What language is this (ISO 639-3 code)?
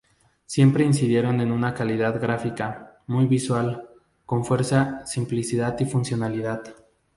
spa